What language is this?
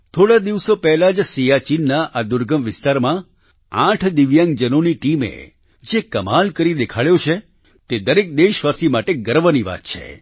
Gujarati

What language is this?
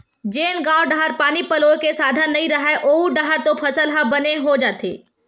Chhattisgarhi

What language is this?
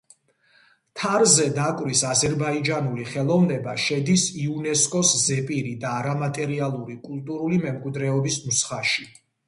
Georgian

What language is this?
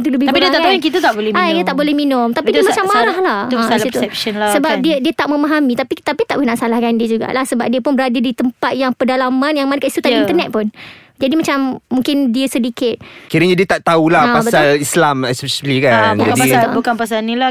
Malay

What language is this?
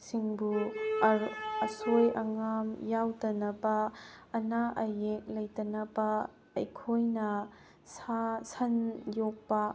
Manipuri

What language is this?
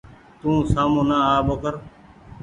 Goaria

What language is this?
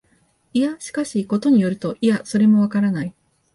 Japanese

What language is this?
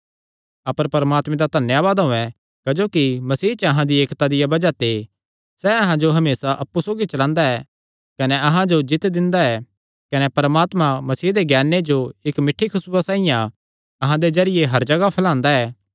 Kangri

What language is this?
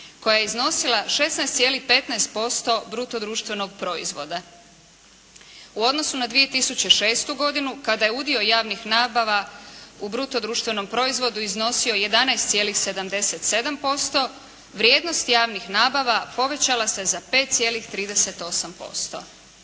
Croatian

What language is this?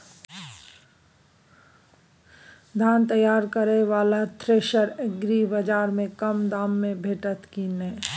Maithili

